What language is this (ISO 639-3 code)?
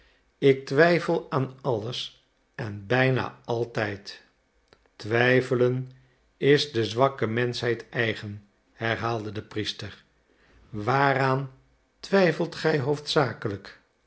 nld